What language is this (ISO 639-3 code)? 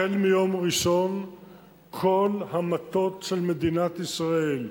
heb